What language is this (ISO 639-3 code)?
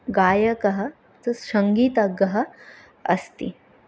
san